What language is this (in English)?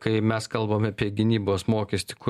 Lithuanian